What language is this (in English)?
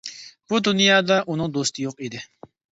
Uyghur